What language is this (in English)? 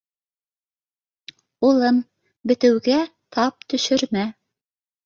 Bashkir